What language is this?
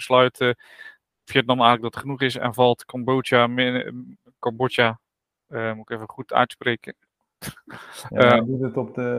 Dutch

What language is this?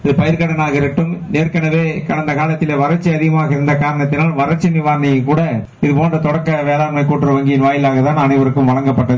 Tamil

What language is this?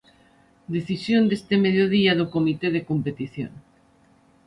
Galician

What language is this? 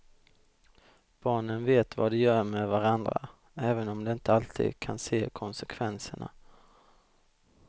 Swedish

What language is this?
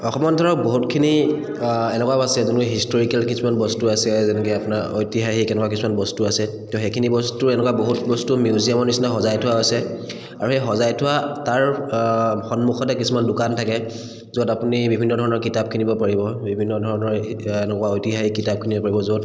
Assamese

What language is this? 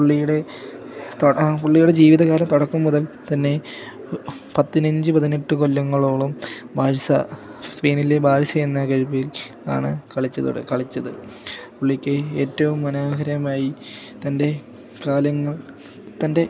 Malayalam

